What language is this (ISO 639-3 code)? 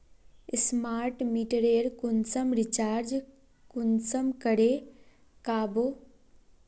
mag